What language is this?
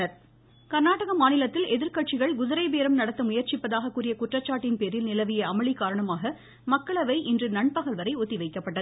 Tamil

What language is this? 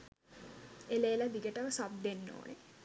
Sinhala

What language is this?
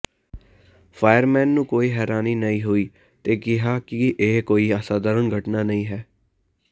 Punjabi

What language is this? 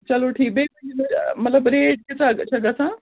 Kashmiri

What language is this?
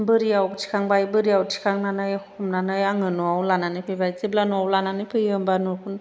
Bodo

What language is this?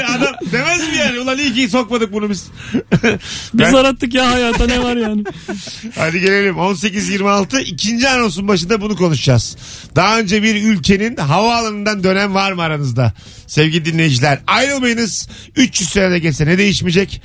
Turkish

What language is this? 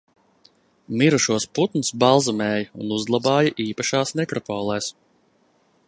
Latvian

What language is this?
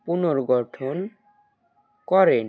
Bangla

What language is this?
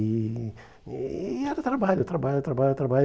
Portuguese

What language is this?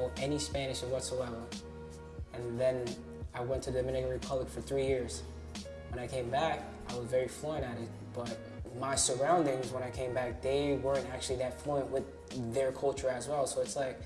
English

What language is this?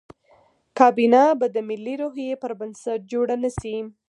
Pashto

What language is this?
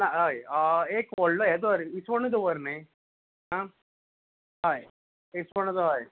Konkani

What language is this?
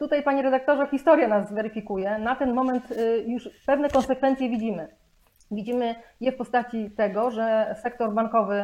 Polish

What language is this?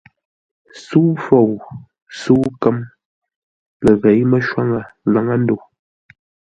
Ngombale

